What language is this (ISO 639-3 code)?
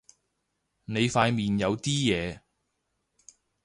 yue